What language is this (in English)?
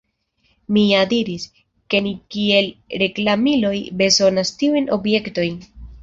Esperanto